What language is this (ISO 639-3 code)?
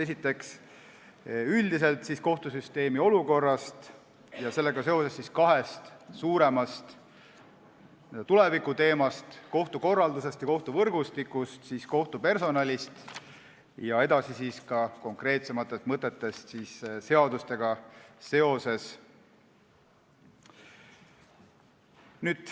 est